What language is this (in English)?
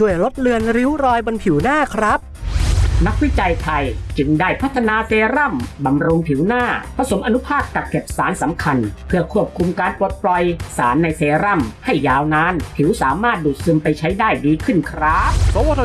Thai